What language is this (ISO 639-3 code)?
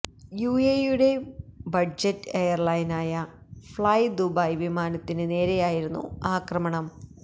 mal